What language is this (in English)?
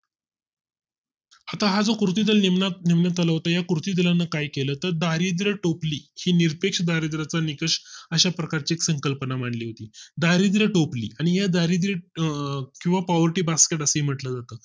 Marathi